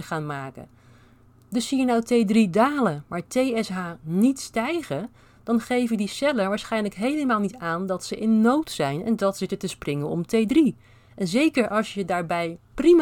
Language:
Dutch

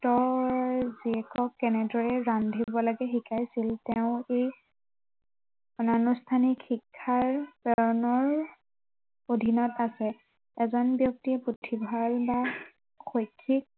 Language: Assamese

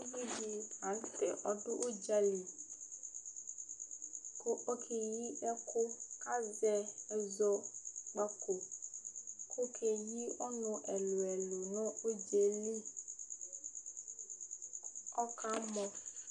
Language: Ikposo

